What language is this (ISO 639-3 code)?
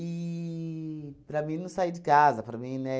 por